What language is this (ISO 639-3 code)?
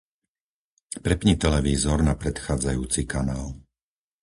slk